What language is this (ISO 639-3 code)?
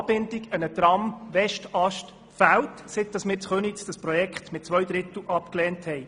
gsw